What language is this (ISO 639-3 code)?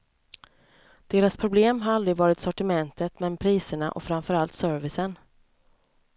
swe